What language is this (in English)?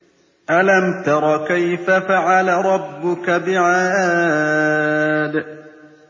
Arabic